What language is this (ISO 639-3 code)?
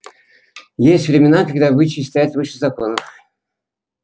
rus